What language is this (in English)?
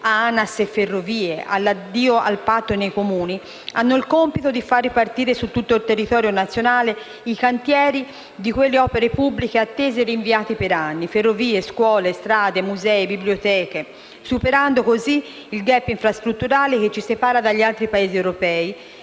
Italian